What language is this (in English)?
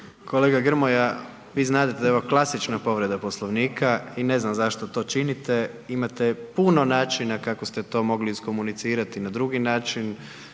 Croatian